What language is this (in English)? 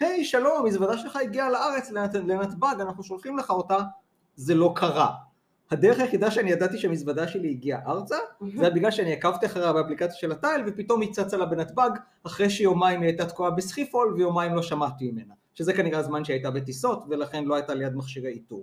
Hebrew